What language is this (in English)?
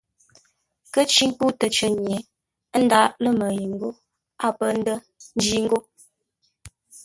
Ngombale